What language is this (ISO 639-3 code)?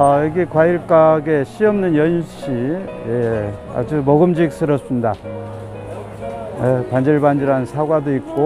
kor